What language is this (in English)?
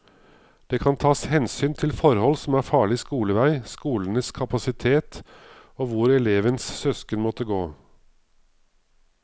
Norwegian